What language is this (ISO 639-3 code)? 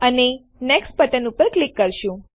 guj